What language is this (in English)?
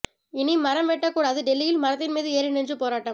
Tamil